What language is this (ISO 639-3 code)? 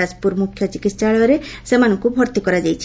ori